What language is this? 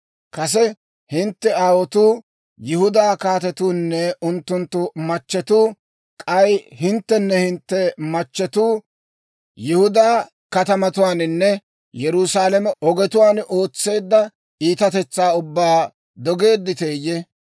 Dawro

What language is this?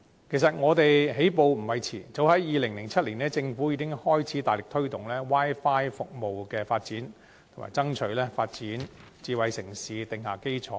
Cantonese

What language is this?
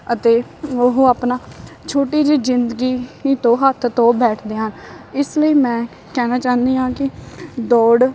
Punjabi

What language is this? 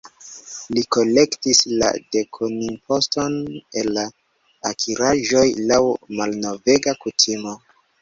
Esperanto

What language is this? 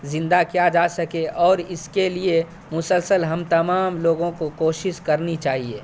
Urdu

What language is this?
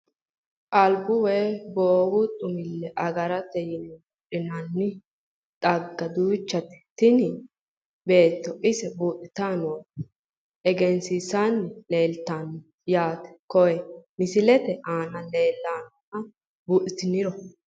Sidamo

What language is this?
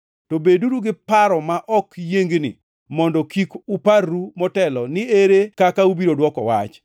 Luo (Kenya and Tanzania)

